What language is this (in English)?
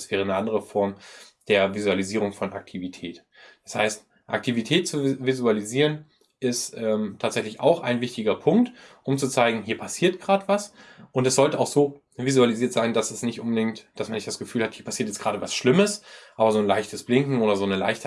German